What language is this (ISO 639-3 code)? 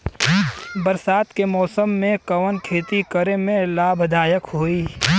bho